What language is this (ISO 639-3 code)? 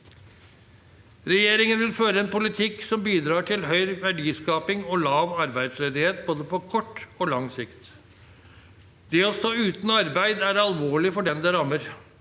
nor